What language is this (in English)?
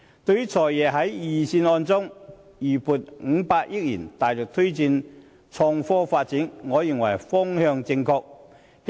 Cantonese